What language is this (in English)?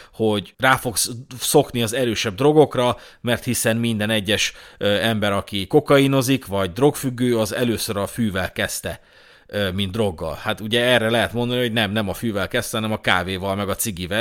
Hungarian